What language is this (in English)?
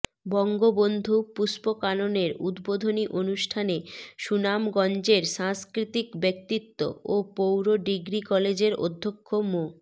Bangla